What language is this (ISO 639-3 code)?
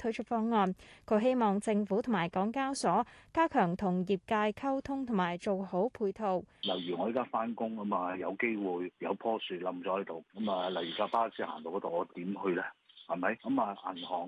zho